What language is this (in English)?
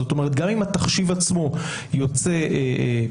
Hebrew